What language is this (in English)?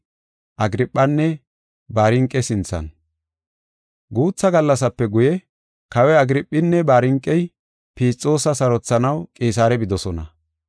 Gofa